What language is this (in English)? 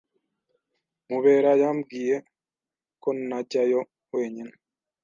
Kinyarwanda